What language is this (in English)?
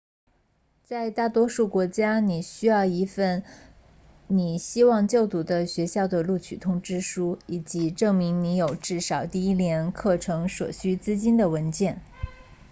Chinese